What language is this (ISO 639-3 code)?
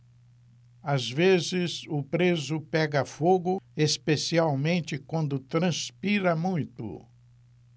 por